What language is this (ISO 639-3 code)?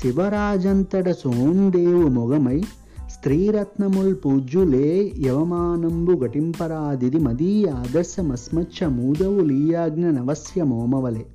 tel